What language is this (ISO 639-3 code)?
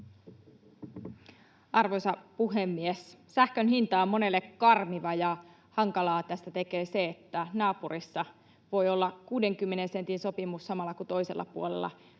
fin